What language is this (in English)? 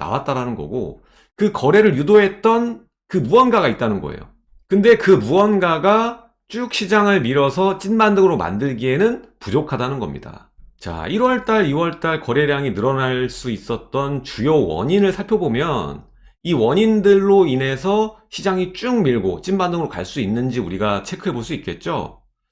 Korean